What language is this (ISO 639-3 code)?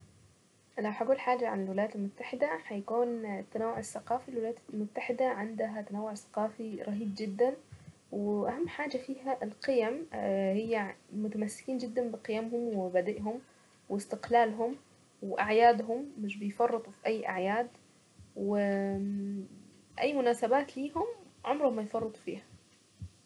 aec